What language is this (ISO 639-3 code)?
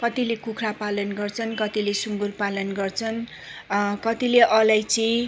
nep